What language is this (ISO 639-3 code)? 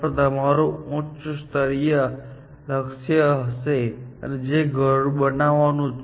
guj